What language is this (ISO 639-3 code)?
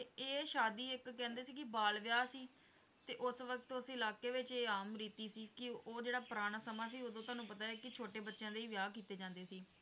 pan